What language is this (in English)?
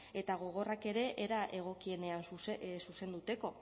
Basque